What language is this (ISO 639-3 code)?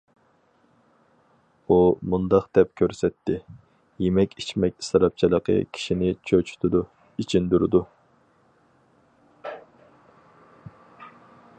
uig